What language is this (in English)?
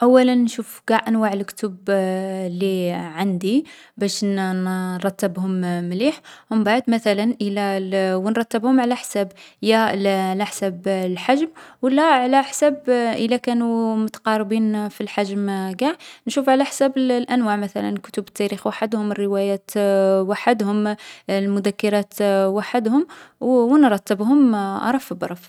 Algerian Arabic